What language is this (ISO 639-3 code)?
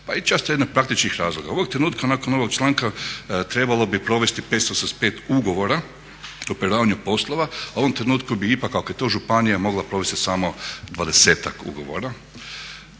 hrv